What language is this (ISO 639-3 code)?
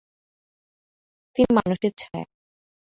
ben